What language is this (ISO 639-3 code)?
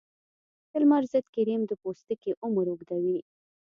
pus